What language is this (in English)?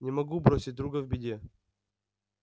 Russian